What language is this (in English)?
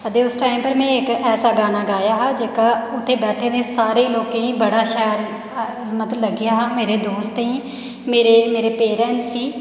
Dogri